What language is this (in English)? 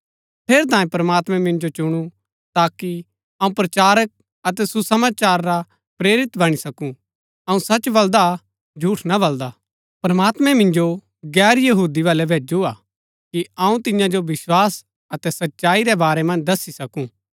Gaddi